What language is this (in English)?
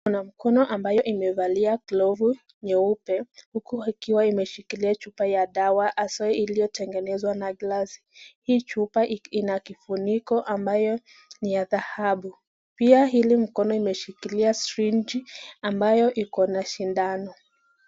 Swahili